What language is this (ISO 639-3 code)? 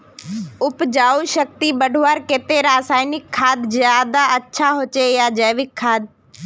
mag